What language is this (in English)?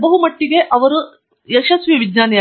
Kannada